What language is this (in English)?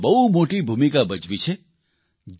Gujarati